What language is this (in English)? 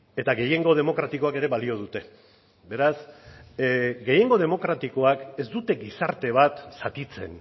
Basque